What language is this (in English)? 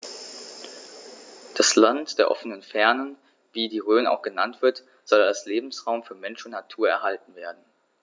German